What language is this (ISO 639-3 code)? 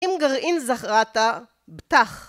heb